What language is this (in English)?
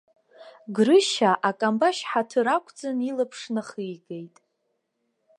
Abkhazian